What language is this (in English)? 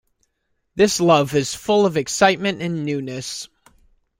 English